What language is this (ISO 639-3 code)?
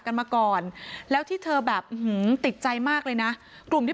tha